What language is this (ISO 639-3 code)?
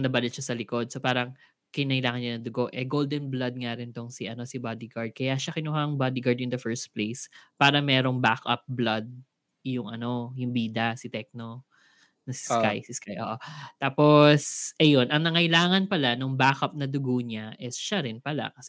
fil